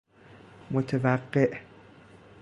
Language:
Persian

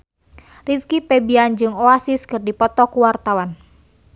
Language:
Sundanese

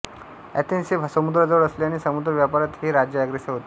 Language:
Marathi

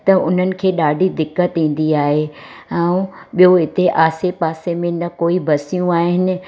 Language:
Sindhi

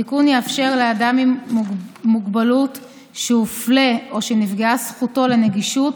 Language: Hebrew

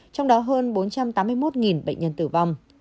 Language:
Vietnamese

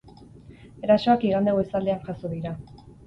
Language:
Basque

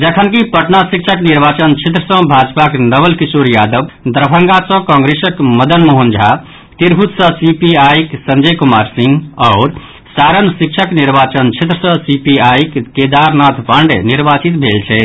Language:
Maithili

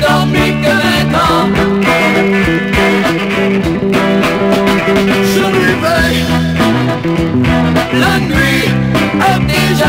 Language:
Romanian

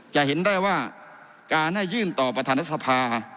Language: Thai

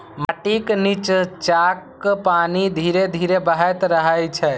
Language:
Maithili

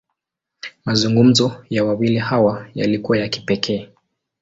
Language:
Swahili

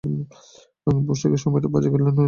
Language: Bangla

